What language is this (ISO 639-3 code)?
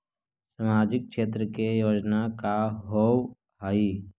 mag